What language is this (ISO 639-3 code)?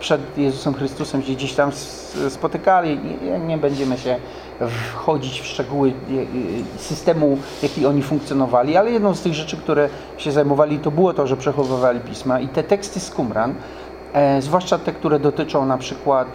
pol